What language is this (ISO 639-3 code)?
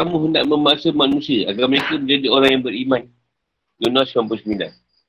msa